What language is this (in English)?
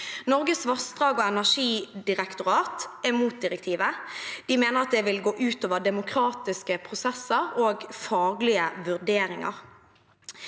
Norwegian